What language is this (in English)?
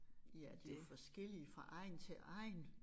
Danish